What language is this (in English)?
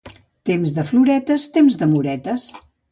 Catalan